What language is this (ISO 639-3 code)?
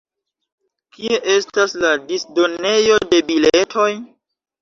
epo